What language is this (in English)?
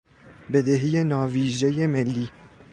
Persian